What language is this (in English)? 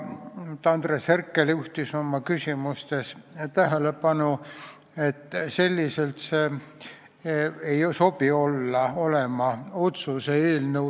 Estonian